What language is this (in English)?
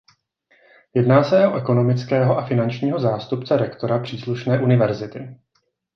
Czech